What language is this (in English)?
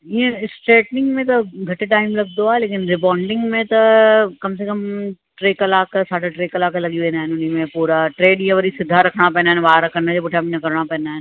Sindhi